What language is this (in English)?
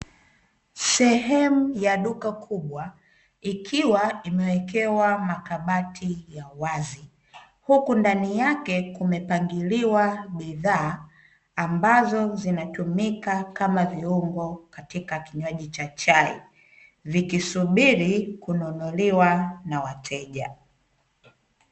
Swahili